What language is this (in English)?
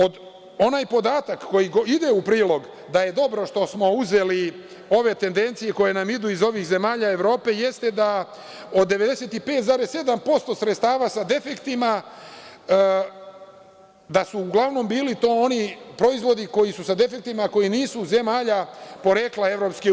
Serbian